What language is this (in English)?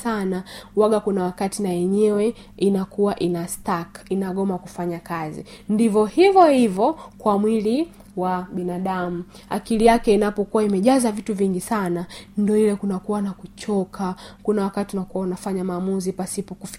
Swahili